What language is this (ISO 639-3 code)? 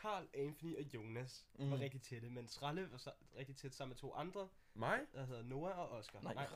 dan